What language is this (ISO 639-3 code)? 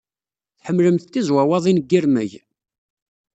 kab